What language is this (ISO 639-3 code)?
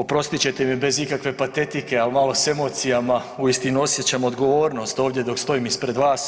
hrv